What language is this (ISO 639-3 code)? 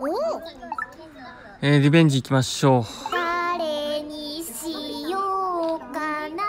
jpn